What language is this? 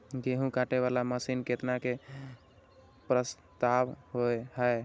Maithili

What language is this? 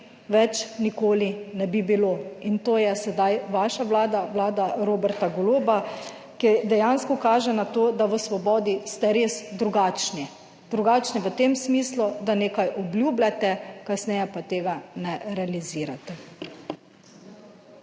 Slovenian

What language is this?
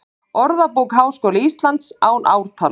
Icelandic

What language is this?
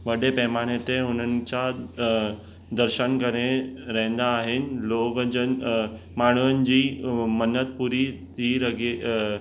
Sindhi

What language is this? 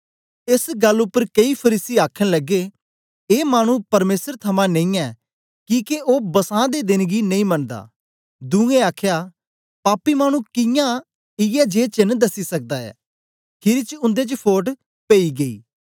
Dogri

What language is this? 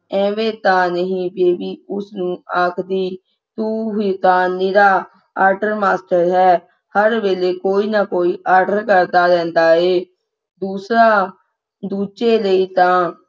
Punjabi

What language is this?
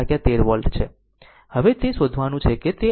Gujarati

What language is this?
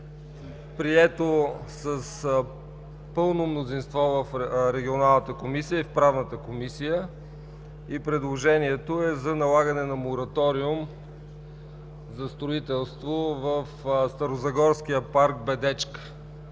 Bulgarian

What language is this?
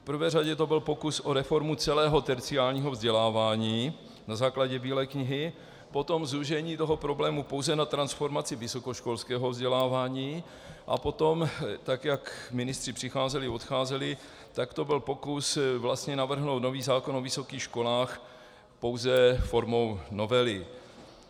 Czech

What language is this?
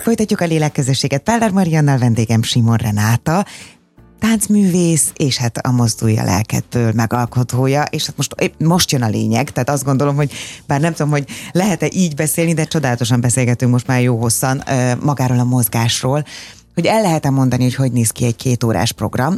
Hungarian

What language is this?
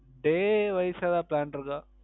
Tamil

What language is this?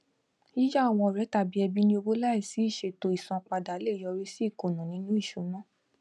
Yoruba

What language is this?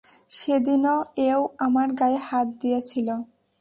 Bangla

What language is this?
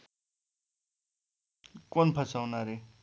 Marathi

